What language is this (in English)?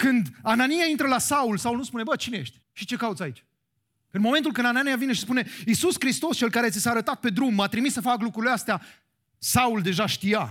Romanian